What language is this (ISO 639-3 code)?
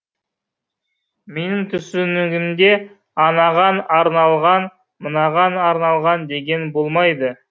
kaz